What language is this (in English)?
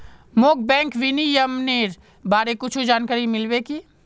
Magahi